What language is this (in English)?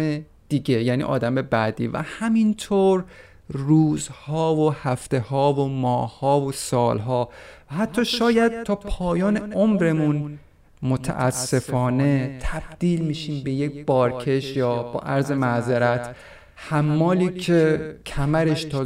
Persian